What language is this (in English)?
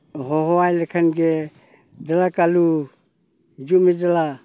Santali